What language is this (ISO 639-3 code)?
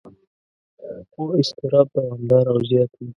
pus